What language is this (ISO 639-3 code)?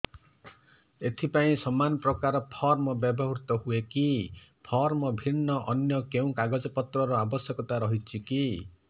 ori